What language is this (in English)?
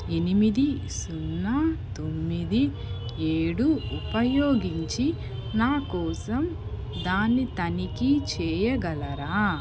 Telugu